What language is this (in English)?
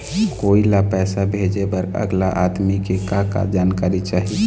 Chhattisgarhi